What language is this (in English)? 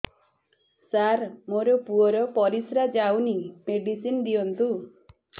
Odia